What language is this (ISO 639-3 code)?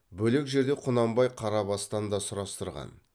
kaz